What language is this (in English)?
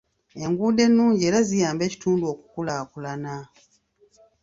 Ganda